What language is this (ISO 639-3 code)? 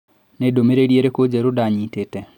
kik